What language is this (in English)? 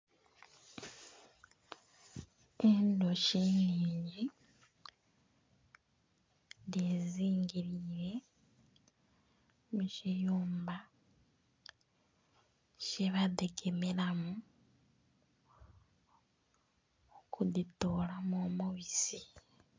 Soga